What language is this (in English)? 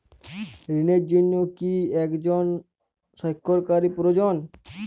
Bangla